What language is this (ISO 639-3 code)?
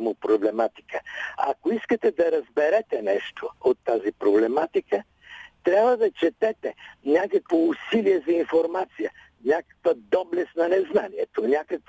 bul